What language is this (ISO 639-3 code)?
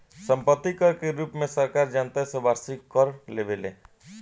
bho